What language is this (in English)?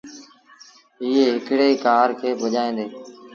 Sindhi Bhil